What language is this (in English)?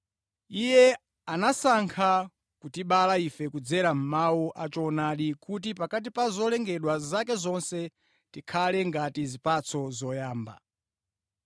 Nyanja